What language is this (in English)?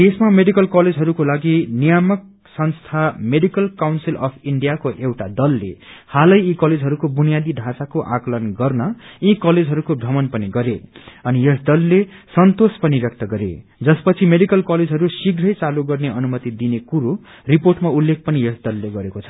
Nepali